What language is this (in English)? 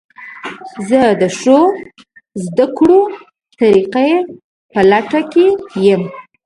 Pashto